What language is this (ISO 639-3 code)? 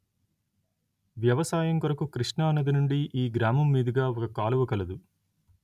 tel